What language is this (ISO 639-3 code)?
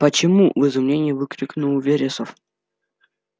rus